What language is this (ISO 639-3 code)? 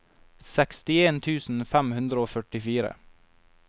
nor